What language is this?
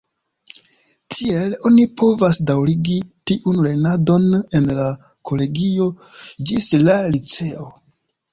Esperanto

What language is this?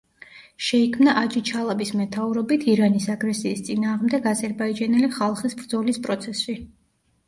Georgian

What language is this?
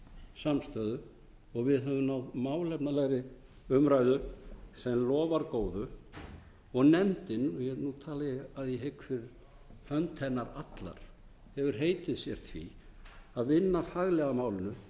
Icelandic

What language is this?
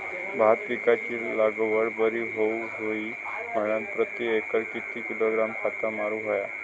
Marathi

